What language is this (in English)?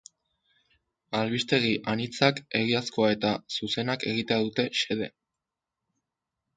Basque